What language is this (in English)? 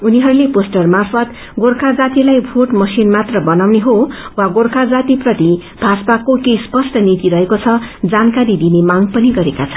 Nepali